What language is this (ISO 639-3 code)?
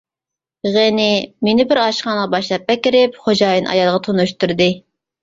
uig